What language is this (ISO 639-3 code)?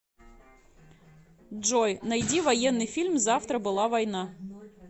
rus